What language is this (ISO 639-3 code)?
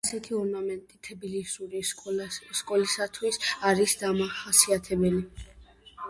kat